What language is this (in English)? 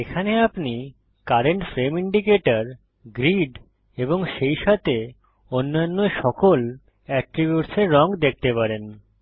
Bangla